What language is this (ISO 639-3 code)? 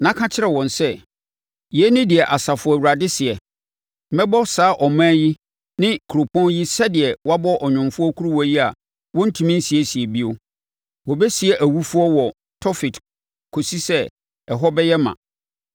aka